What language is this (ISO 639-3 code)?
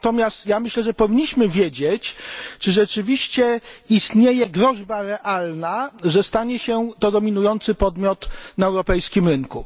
pol